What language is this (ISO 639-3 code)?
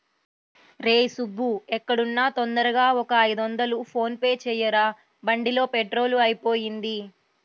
tel